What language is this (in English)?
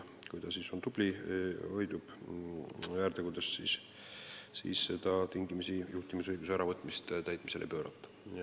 Estonian